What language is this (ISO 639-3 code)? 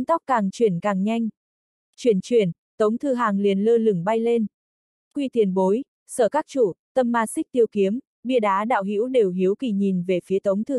vie